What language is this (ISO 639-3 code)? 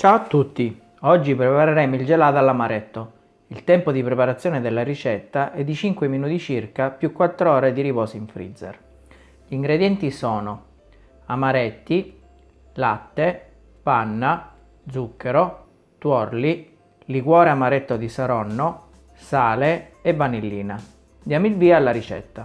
ita